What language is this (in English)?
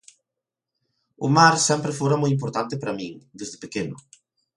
Galician